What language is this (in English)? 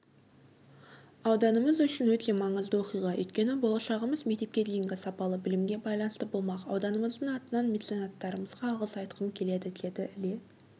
Kazakh